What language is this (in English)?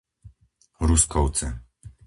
Slovak